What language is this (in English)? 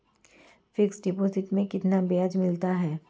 Hindi